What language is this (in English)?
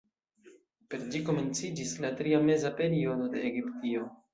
Esperanto